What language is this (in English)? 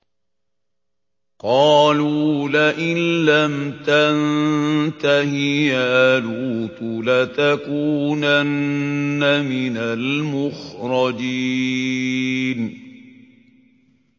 Arabic